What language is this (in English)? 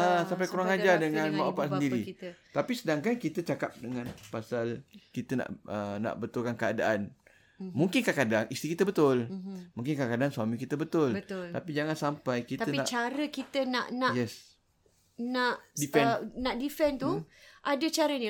Malay